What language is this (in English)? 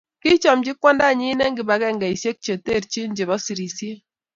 Kalenjin